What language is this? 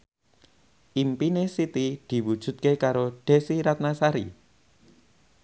Javanese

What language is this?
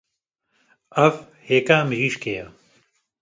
Kurdish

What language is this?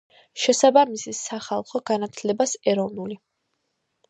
Georgian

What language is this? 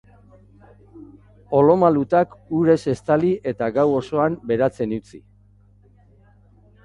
Basque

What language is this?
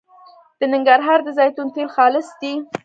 Pashto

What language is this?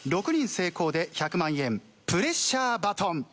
Japanese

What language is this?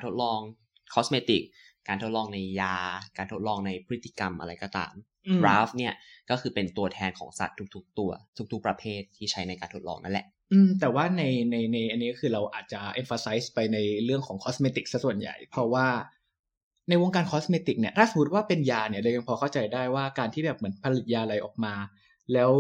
Thai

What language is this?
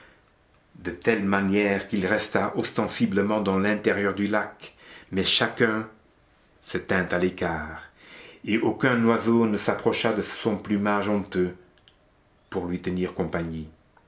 French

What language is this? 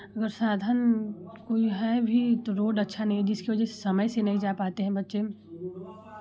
Hindi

